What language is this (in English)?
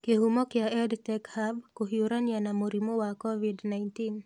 Kikuyu